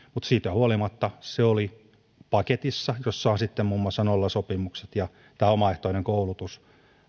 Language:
Finnish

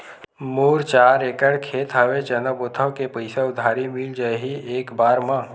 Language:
Chhattisgarhi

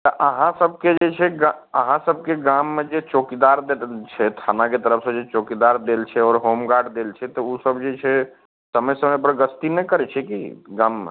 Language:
Maithili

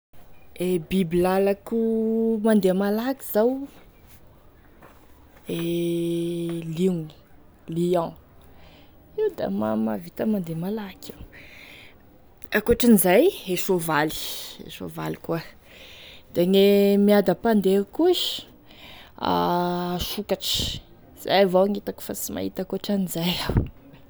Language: Tesaka Malagasy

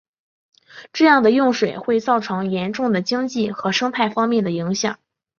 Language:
Chinese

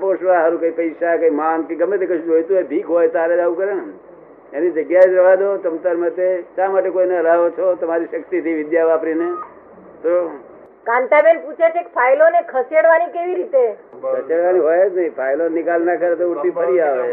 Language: Gujarati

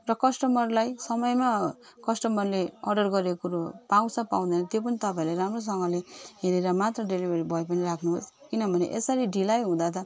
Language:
Nepali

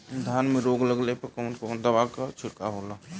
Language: Bhojpuri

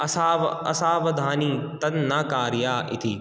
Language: Sanskrit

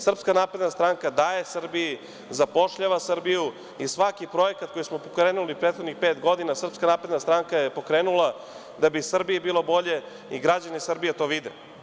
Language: Serbian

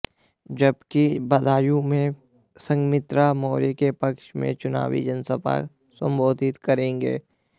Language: Hindi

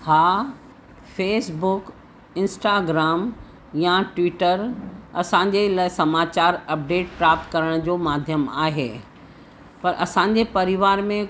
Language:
Sindhi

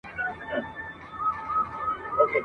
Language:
Pashto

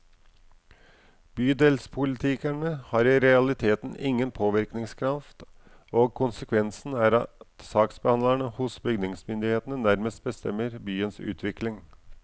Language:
Norwegian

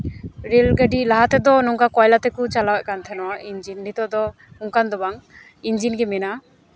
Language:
Santali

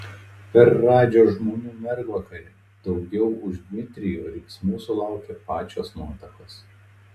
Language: Lithuanian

